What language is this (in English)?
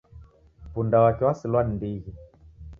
Taita